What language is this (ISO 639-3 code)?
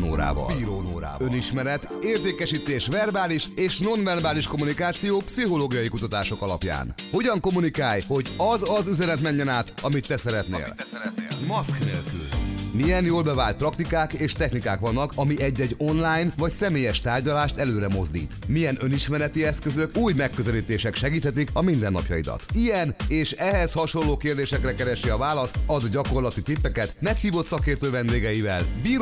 hun